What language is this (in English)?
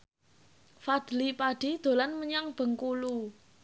Javanese